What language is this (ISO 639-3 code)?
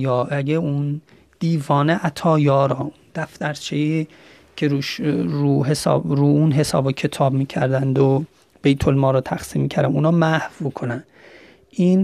fas